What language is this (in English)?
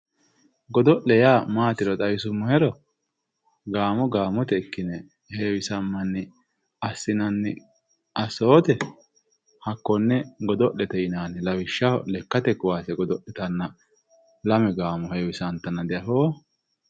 Sidamo